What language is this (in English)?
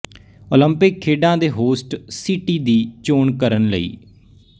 Punjabi